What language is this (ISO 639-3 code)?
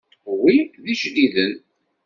kab